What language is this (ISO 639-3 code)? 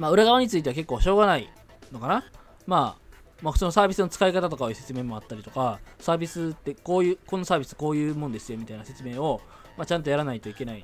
jpn